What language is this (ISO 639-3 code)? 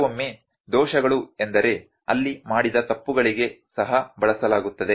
kan